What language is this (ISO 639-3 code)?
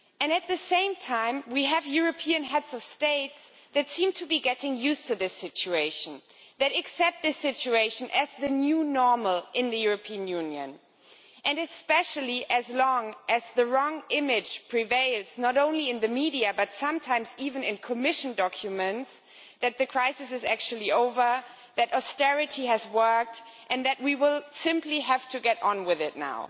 eng